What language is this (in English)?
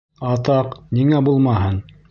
Bashkir